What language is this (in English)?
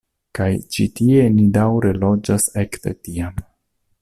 Esperanto